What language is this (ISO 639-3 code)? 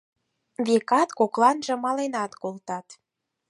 chm